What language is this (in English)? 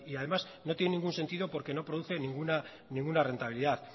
Spanish